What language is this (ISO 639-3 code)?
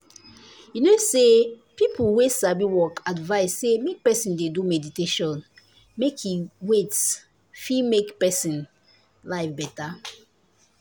pcm